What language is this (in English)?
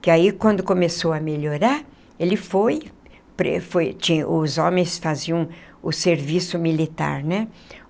Portuguese